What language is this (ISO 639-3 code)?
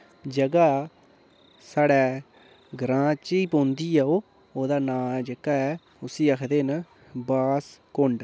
doi